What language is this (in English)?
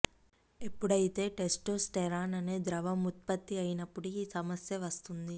Telugu